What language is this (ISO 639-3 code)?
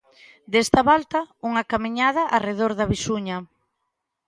glg